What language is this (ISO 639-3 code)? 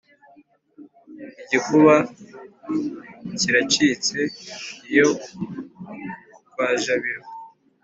kin